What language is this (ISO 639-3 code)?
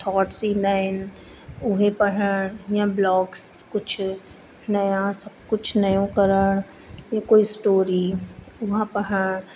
snd